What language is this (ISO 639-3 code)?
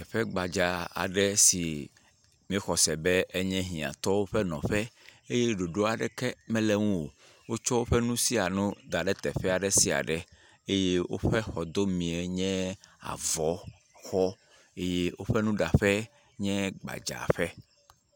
ewe